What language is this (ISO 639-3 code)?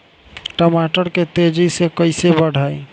bho